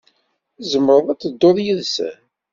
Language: Kabyle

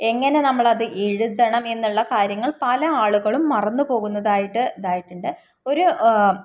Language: Malayalam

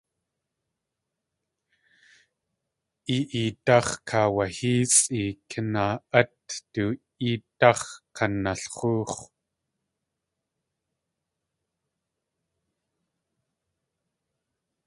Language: Tlingit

